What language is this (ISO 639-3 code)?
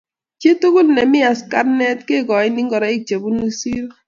kln